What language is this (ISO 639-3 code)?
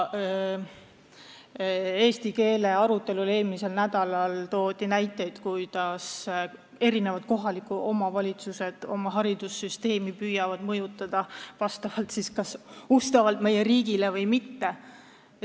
est